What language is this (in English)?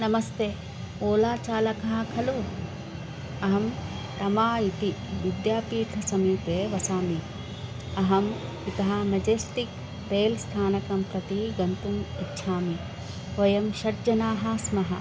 Sanskrit